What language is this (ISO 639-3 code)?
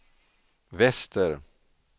swe